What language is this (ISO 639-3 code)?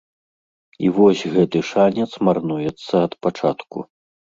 bel